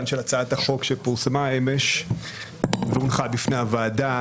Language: Hebrew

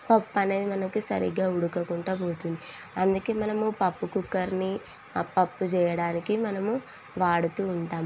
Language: Telugu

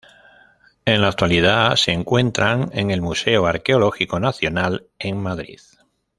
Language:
Spanish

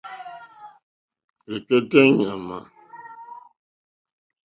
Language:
Mokpwe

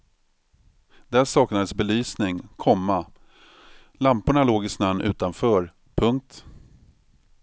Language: Swedish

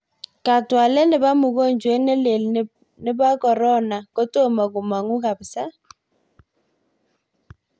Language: Kalenjin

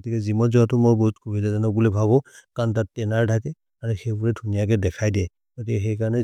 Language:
Maria (India)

